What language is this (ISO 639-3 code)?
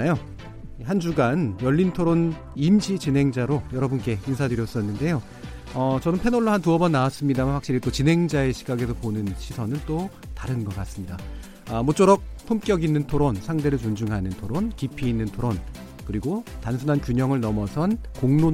kor